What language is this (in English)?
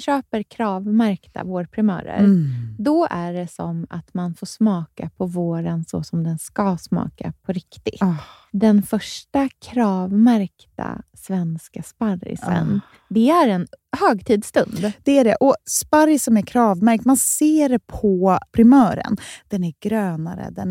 Swedish